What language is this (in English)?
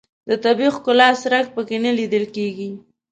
Pashto